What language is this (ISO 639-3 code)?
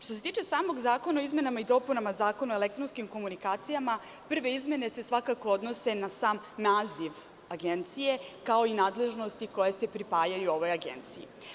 srp